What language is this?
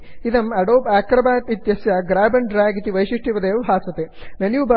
Sanskrit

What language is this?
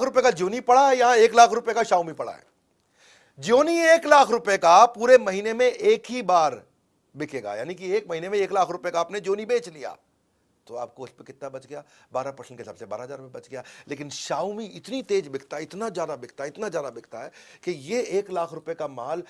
Hindi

